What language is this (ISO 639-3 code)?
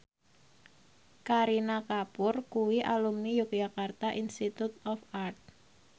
jav